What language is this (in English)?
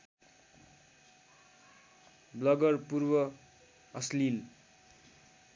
Nepali